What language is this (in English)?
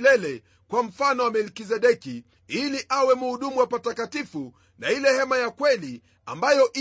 Swahili